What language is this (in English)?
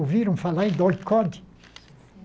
Portuguese